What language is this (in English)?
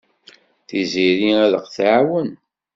Kabyle